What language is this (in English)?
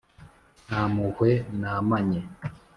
Kinyarwanda